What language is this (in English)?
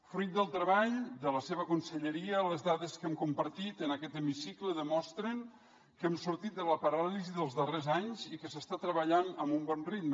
Catalan